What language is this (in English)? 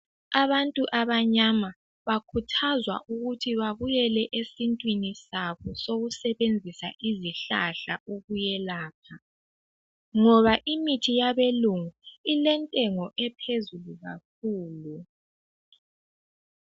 North Ndebele